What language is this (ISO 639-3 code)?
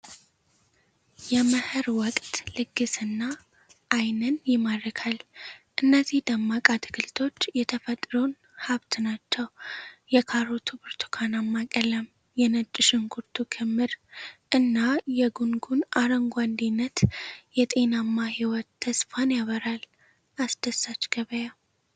amh